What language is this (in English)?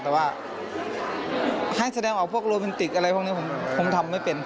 Thai